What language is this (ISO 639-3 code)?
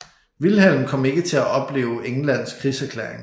dan